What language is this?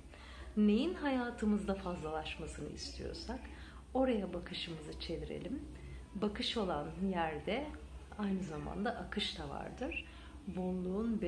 Turkish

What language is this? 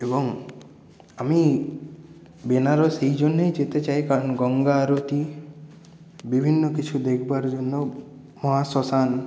Bangla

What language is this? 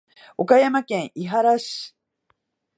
Japanese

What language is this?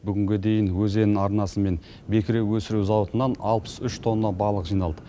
Kazakh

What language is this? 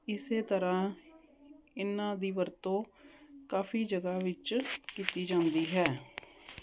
Punjabi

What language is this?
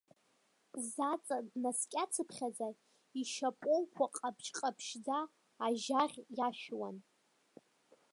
Abkhazian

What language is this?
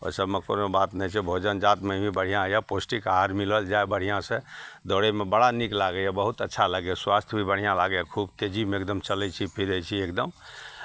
Maithili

